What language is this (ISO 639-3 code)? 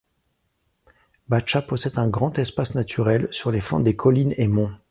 fra